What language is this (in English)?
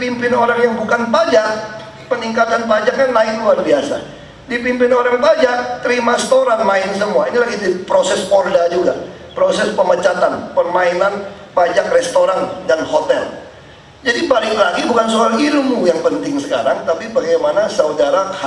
Indonesian